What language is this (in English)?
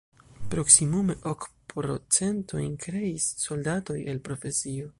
Esperanto